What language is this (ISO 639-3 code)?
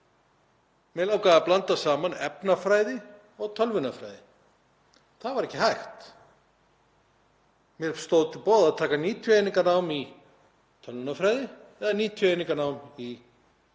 isl